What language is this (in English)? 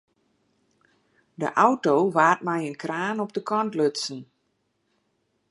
Western Frisian